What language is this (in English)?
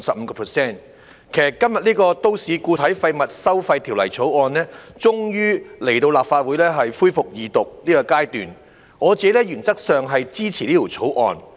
Cantonese